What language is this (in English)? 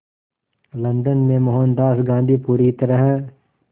Hindi